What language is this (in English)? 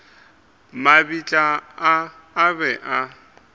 Northern Sotho